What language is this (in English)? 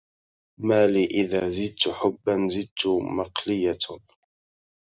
Arabic